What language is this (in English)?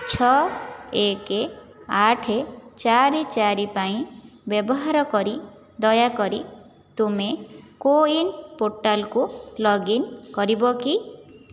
Odia